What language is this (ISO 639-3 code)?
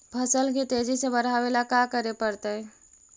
mag